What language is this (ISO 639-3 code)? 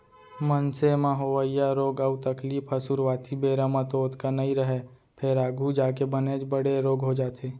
hne